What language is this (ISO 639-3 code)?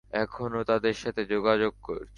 ben